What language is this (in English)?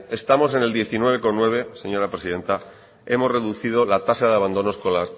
Spanish